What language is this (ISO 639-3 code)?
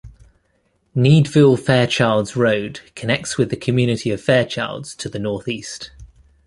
eng